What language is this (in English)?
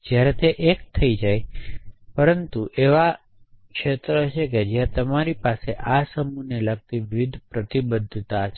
Gujarati